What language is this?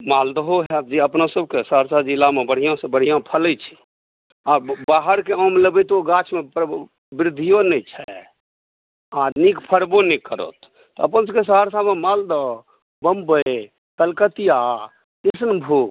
Maithili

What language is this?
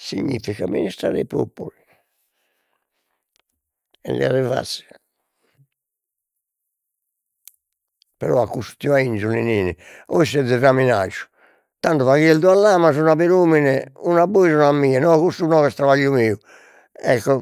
Sardinian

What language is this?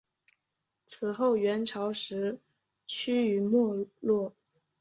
Chinese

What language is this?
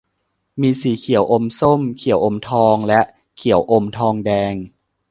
Thai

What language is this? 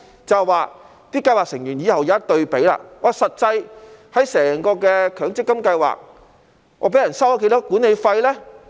Cantonese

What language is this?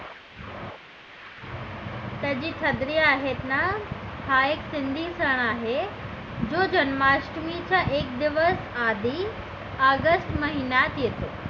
Marathi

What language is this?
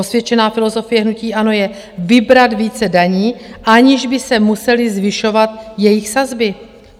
Czech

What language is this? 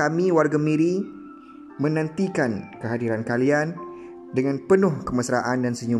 Malay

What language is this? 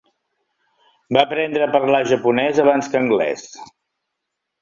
Catalan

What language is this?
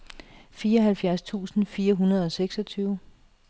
Danish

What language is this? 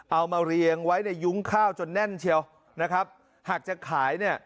Thai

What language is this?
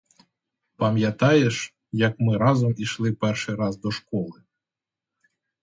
Ukrainian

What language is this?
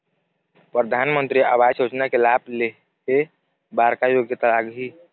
Chhattisgarhi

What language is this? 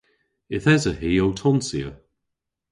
Cornish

